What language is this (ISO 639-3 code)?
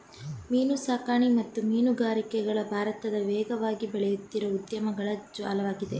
kan